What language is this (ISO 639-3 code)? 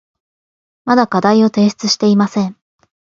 jpn